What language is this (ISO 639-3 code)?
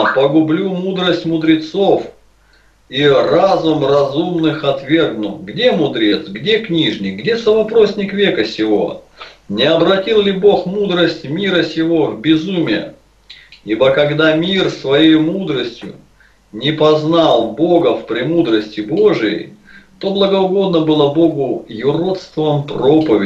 rus